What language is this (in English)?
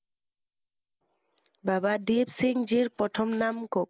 Assamese